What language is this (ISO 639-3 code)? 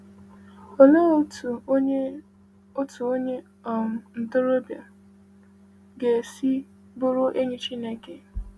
ibo